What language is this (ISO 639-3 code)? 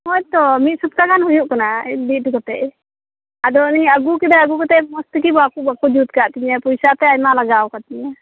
sat